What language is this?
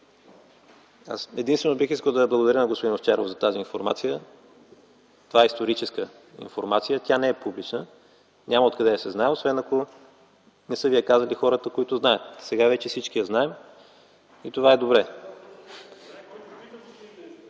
Bulgarian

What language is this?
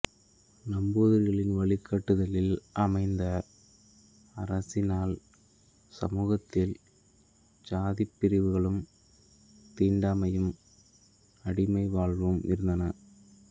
Tamil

